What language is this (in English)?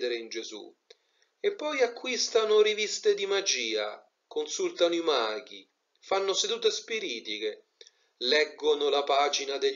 Italian